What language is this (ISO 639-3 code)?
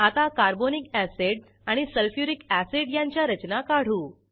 mar